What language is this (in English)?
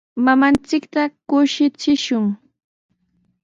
Sihuas Ancash Quechua